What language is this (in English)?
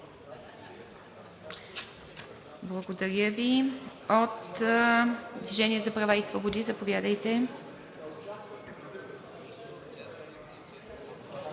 Bulgarian